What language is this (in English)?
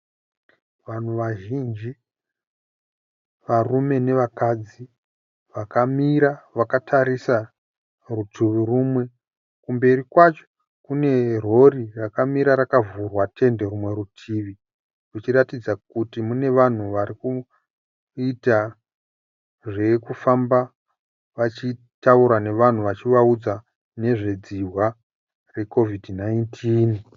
Shona